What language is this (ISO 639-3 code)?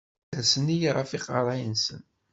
kab